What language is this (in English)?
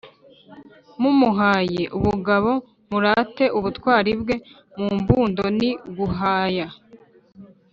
Kinyarwanda